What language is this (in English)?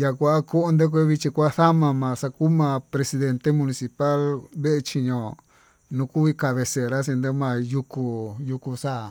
Tututepec Mixtec